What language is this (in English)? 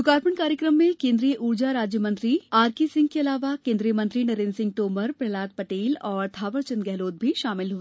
Hindi